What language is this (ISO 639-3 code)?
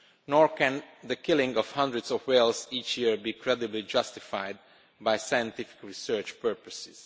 eng